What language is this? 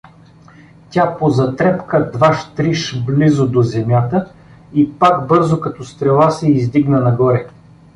Bulgarian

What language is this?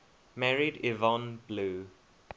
English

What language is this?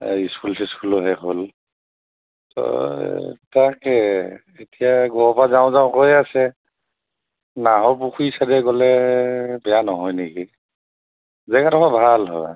Assamese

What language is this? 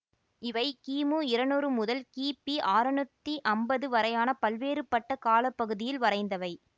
Tamil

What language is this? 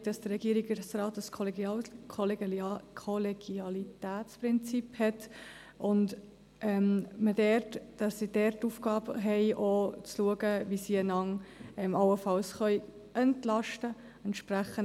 Swiss German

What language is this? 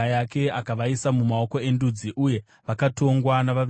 Shona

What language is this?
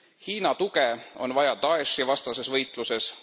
Estonian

